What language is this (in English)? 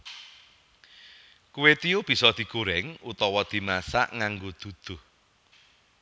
Javanese